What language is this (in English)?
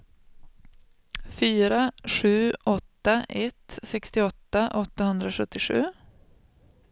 Swedish